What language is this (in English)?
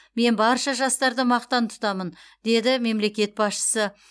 Kazakh